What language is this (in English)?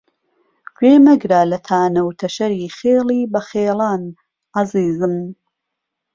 Central Kurdish